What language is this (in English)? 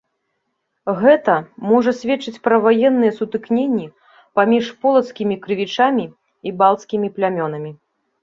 Belarusian